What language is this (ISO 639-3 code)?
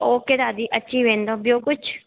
snd